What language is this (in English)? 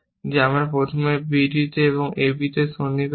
Bangla